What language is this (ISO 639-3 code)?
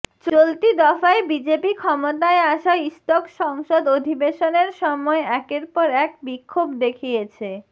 ben